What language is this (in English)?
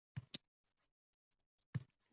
Uzbek